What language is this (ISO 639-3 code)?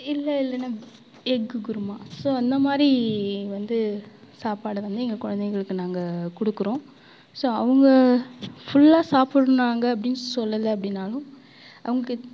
tam